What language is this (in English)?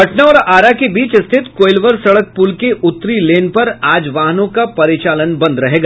Hindi